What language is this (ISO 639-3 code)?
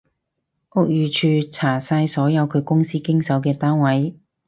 yue